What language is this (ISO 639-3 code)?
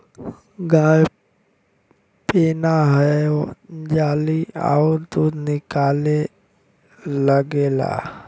bho